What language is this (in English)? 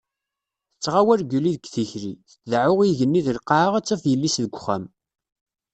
Kabyle